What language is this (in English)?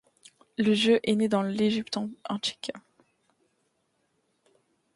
French